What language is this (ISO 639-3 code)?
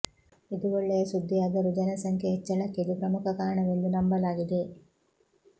kan